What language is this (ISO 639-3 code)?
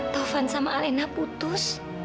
ind